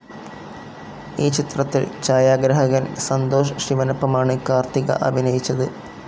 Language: Malayalam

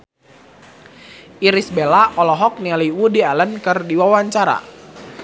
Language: Sundanese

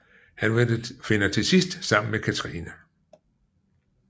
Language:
Danish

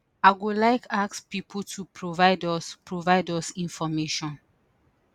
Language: Nigerian Pidgin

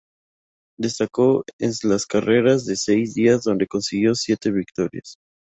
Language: Spanish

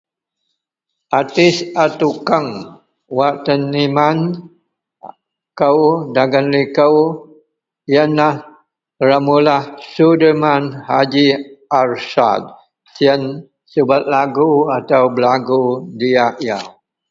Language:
Central Melanau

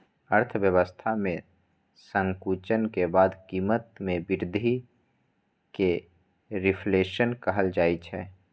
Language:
Maithili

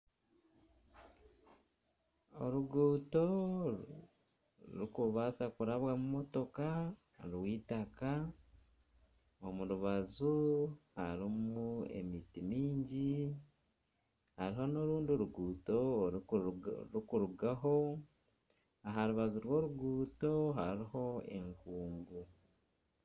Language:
Nyankole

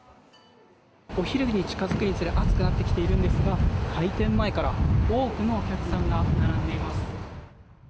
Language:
Japanese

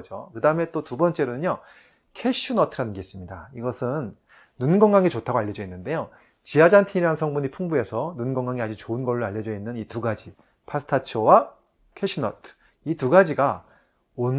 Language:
Korean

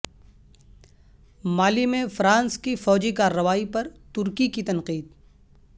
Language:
Urdu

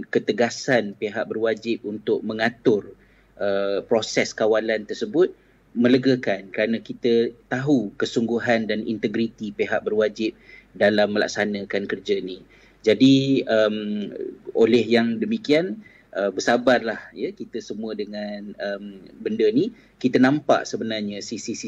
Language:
Malay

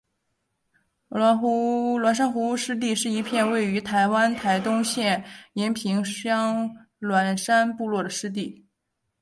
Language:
Chinese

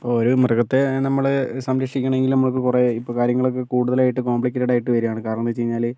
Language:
Malayalam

